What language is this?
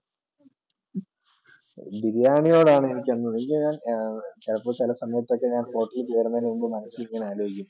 Malayalam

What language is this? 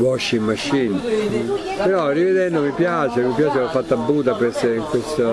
Italian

